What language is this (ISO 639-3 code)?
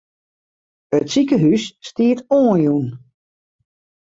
fry